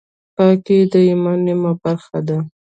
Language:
Pashto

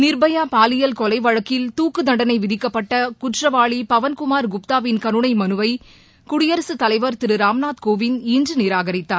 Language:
Tamil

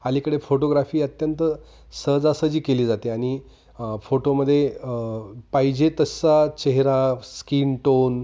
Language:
Marathi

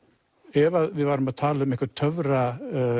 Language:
Icelandic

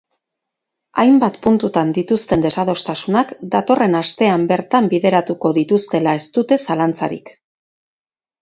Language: Basque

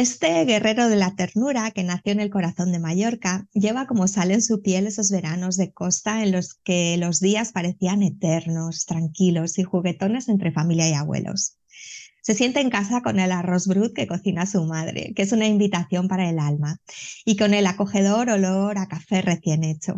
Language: Spanish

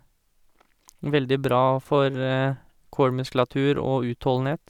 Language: Norwegian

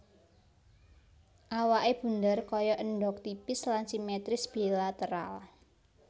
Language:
Javanese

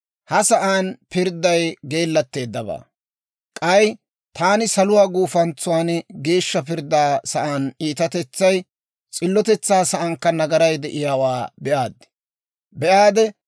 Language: Dawro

